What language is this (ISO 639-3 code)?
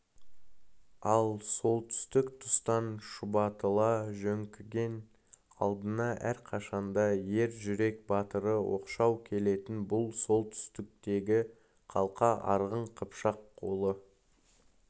kaz